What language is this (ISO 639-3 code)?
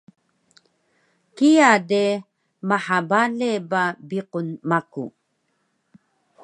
trv